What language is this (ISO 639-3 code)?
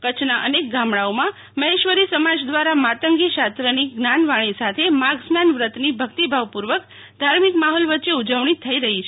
guj